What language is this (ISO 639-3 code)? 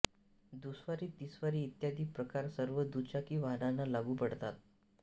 mar